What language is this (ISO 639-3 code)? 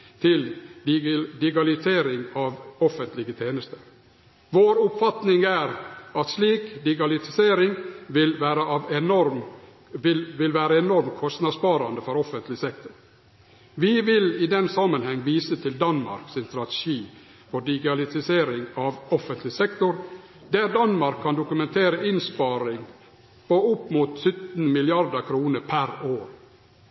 nno